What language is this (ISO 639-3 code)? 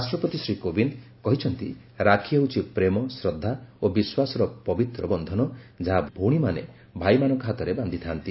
ori